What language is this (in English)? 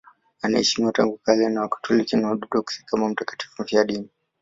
Swahili